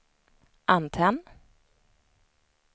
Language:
Swedish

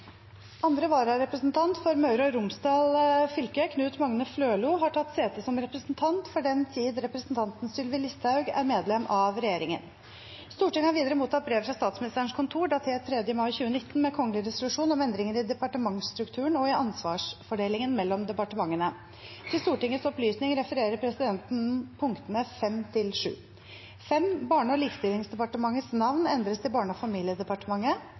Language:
Norwegian Bokmål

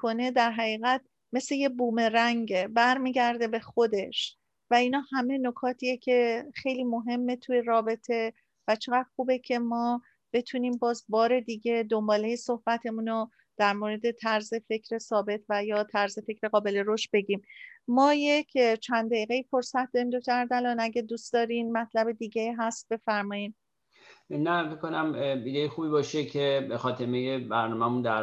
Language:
Persian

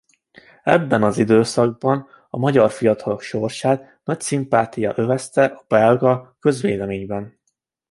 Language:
Hungarian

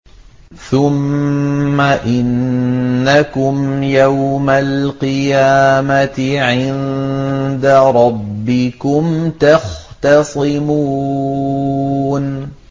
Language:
Arabic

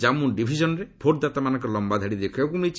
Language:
Odia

